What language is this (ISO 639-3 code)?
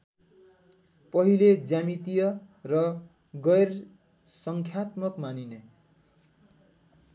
nep